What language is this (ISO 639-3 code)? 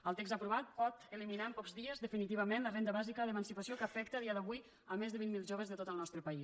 cat